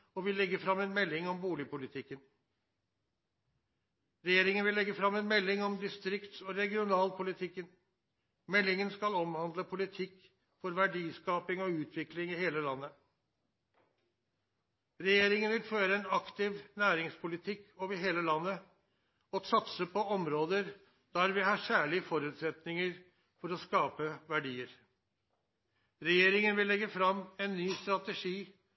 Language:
Norwegian Nynorsk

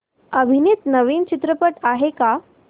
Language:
Marathi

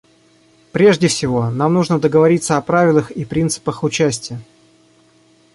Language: Russian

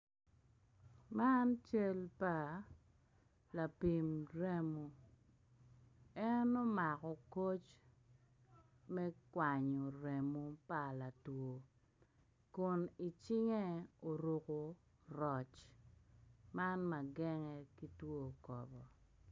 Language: Acoli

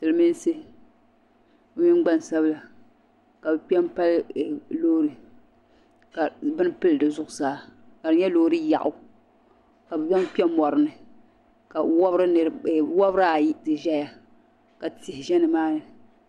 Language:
Dagbani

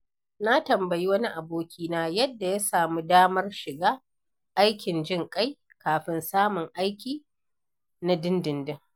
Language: Hausa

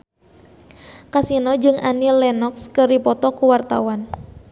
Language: Sundanese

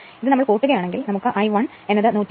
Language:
Malayalam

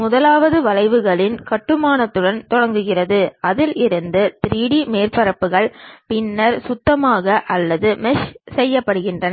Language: Tamil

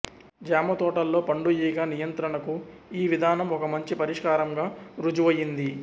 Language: Telugu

